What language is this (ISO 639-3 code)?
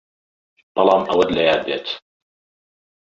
ckb